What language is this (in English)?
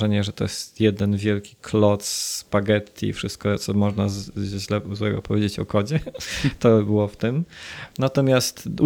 Polish